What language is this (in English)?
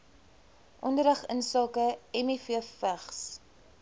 Afrikaans